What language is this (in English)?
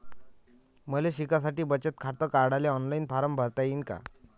Marathi